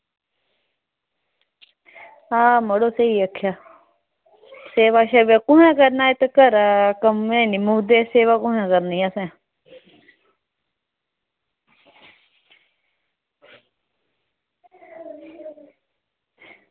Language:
Dogri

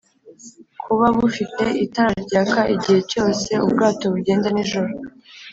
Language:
Kinyarwanda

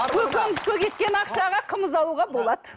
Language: Kazakh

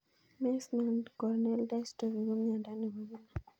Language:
Kalenjin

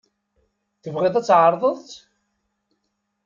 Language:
Kabyle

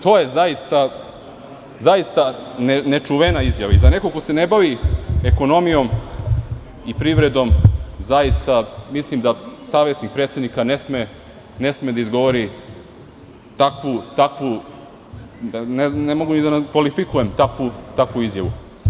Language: Serbian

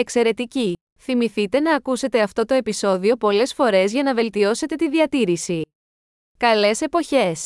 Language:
Greek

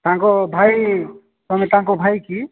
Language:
Odia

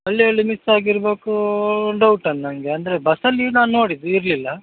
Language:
Kannada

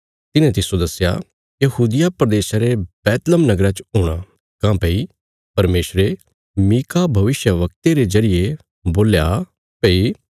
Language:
Bilaspuri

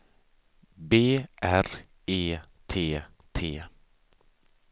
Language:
Swedish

